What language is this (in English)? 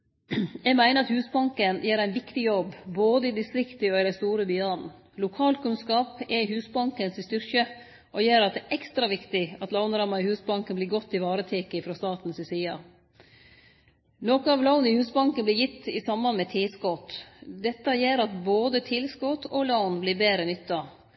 Norwegian Nynorsk